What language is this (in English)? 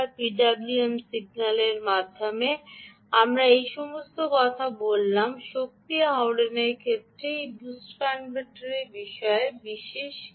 Bangla